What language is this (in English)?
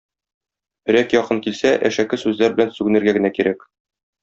Tatar